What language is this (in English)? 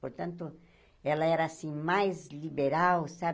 Portuguese